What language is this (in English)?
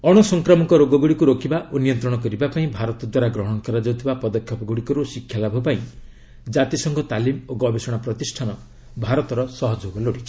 Odia